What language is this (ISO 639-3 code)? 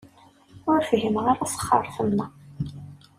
kab